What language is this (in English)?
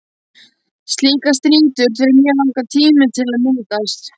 Icelandic